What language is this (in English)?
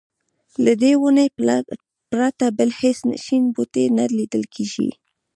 Pashto